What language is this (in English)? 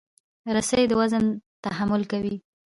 Pashto